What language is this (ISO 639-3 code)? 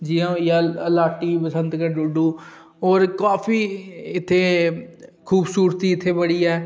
doi